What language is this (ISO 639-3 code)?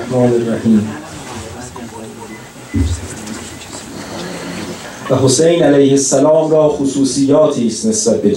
fas